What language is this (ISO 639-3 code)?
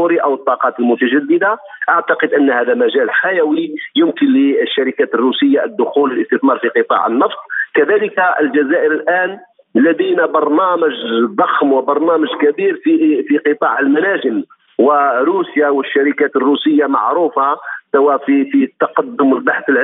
ara